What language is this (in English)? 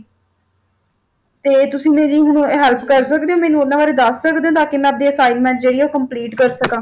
Punjabi